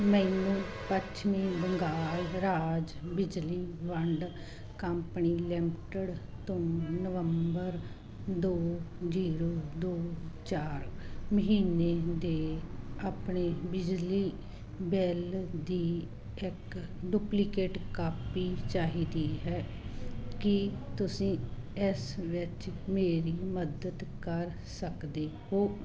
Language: Punjabi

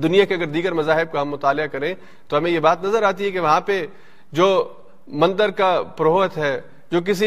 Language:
Urdu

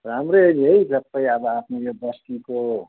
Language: Nepali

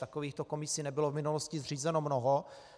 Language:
Czech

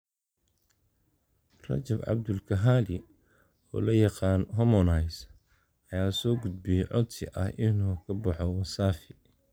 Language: Somali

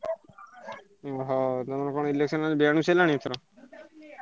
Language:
Odia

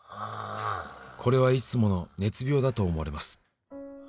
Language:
Japanese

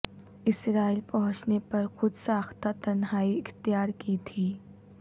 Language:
Urdu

